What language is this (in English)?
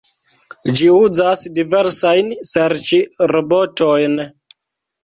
Esperanto